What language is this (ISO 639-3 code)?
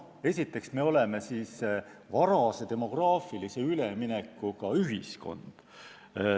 est